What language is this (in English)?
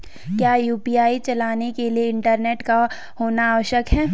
Hindi